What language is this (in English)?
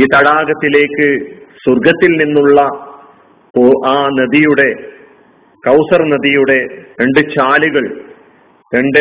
Malayalam